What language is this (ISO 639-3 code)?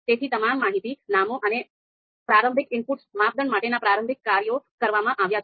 guj